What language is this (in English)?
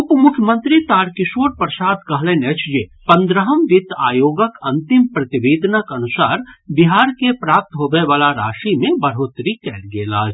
Maithili